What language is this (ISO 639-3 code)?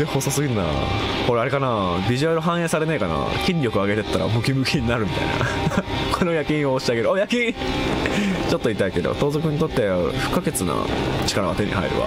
jpn